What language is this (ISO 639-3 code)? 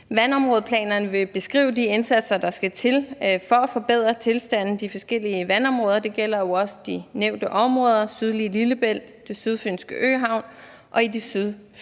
dan